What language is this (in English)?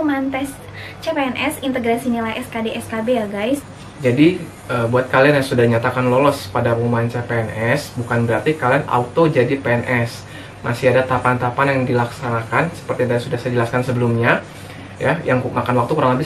Indonesian